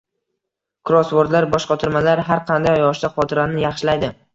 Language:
Uzbek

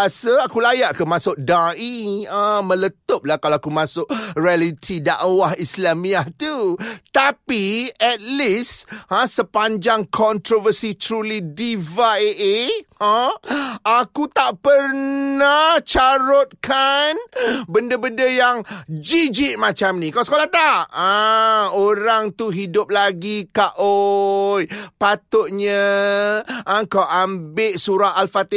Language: Malay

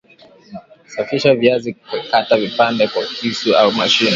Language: Swahili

